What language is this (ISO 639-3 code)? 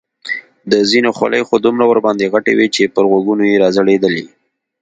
pus